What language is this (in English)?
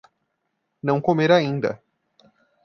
Portuguese